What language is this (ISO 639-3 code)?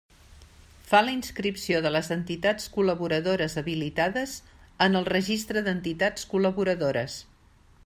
cat